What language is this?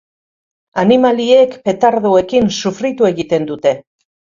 Basque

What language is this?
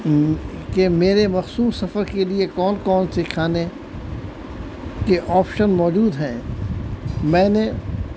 Urdu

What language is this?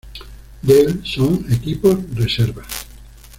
Spanish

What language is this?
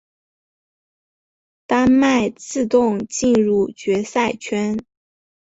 Chinese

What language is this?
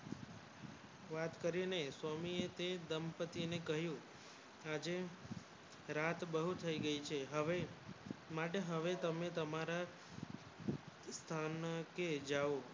Gujarati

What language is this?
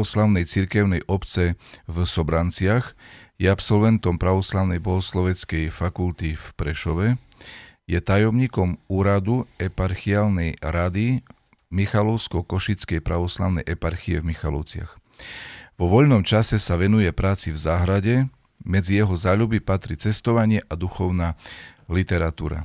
Slovak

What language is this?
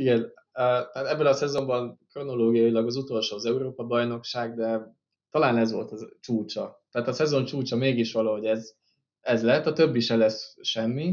Hungarian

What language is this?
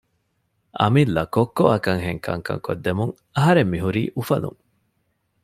Divehi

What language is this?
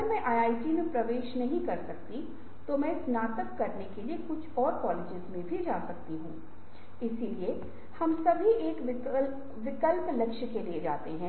Hindi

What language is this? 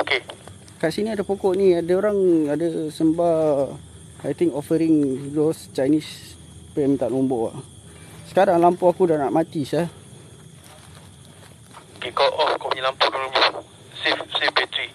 Malay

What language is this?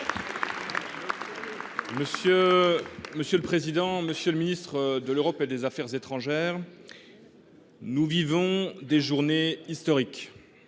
French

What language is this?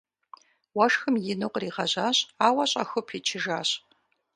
Kabardian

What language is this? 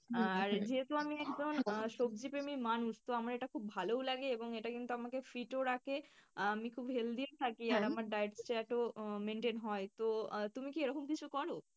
Bangla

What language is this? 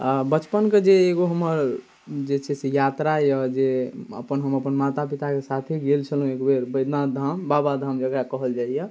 Maithili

